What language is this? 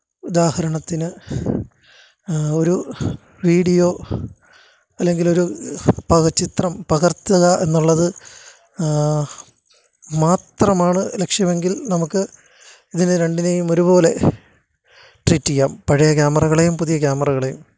Malayalam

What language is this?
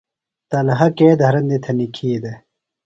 Phalura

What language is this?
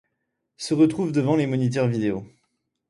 French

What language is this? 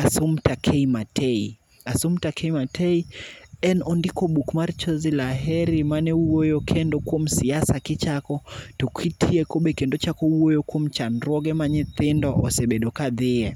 Luo (Kenya and Tanzania)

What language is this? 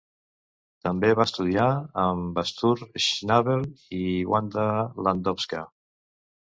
Catalan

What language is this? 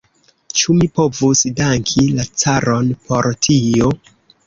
Esperanto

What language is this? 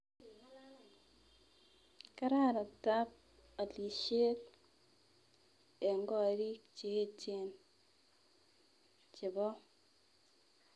Kalenjin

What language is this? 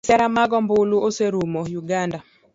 Luo (Kenya and Tanzania)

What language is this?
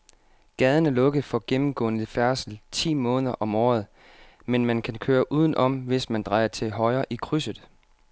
Danish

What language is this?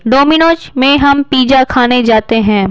Hindi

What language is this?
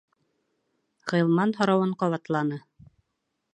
Bashkir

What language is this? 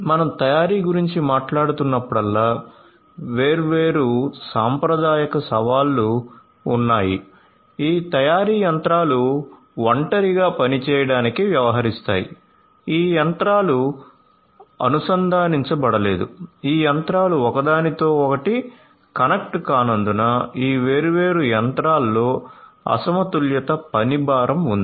Telugu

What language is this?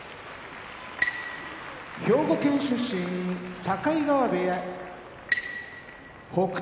Japanese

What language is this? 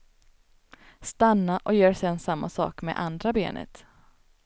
Swedish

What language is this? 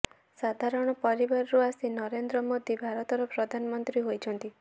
Odia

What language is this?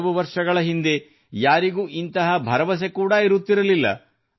Kannada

